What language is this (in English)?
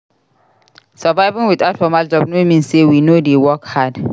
Nigerian Pidgin